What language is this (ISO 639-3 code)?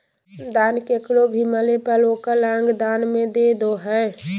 mag